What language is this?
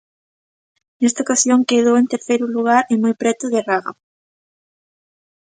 Galician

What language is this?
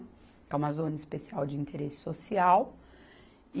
Portuguese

